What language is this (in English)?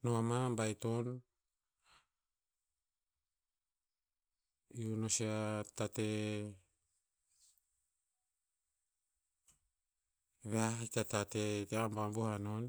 Tinputz